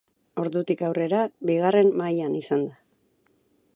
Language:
Basque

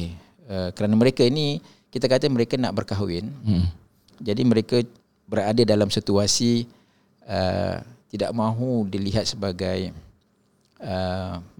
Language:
Malay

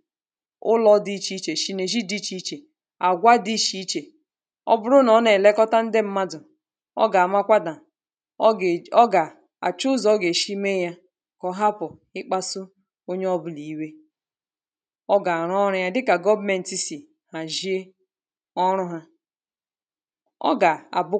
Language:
Igbo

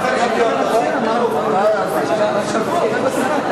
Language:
Hebrew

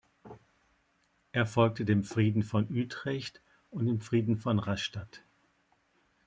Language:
German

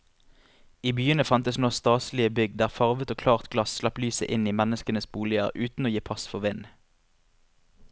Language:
Norwegian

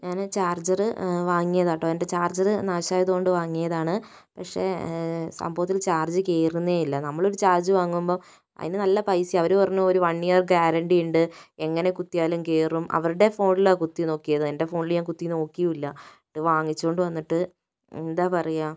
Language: Malayalam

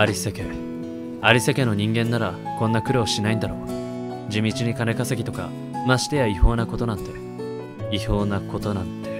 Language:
Japanese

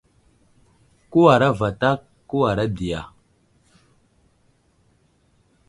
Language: Wuzlam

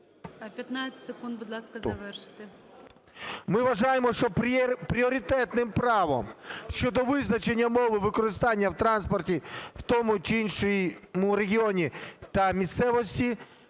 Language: Ukrainian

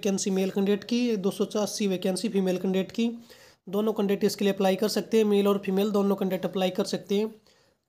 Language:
Hindi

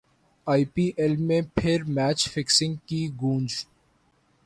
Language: Urdu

